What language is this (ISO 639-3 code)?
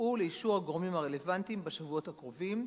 heb